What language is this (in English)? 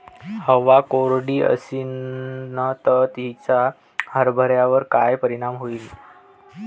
Marathi